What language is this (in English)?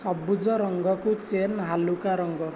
Odia